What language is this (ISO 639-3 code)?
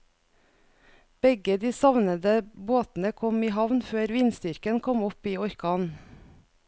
nor